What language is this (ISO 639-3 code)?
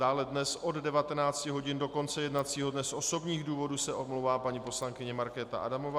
ces